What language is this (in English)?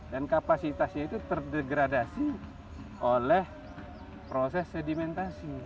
Indonesian